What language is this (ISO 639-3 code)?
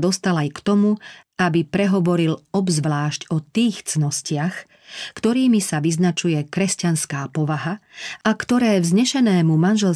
slk